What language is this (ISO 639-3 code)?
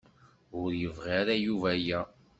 kab